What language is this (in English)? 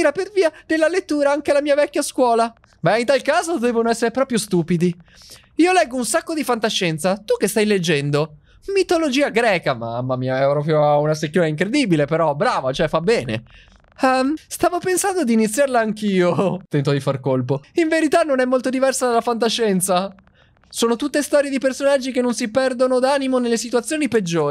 Italian